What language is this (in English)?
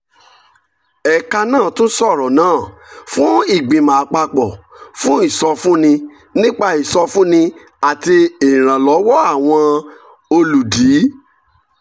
Yoruba